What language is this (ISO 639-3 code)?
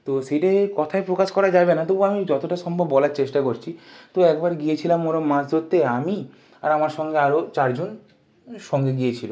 ben